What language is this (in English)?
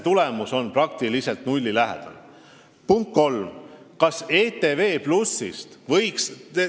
Estonian